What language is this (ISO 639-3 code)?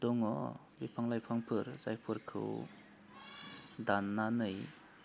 brx